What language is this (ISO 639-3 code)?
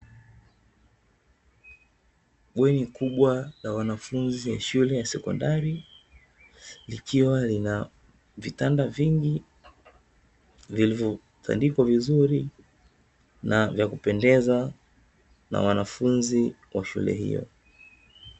swa